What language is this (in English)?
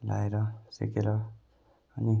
Nepali